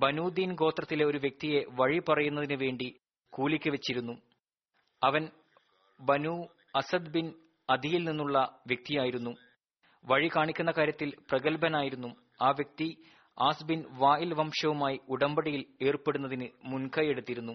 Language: Malayalam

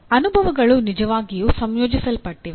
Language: Kannada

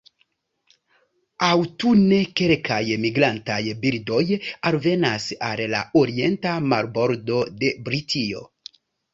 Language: Esperanto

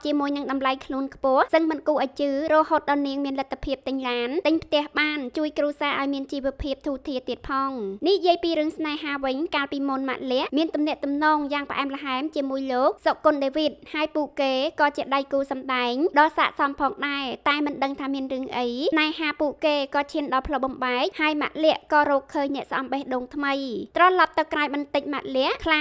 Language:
Thai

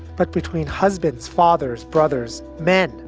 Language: English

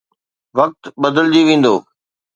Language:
Sindhi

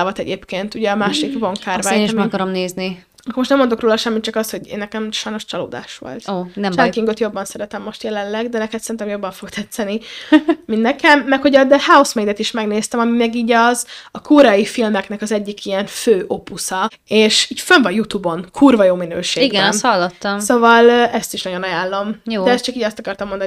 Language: Hungarian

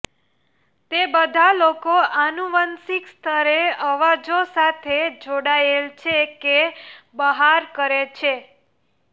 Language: Gujarati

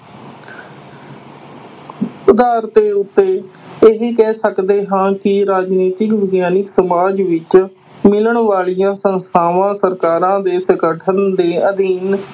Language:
Punjabi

